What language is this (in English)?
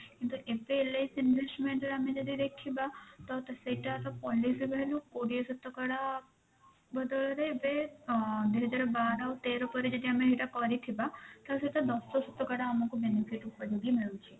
Odia